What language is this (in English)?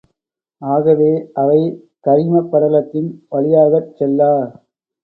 Tamil